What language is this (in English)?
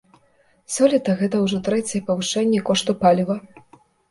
Belarusian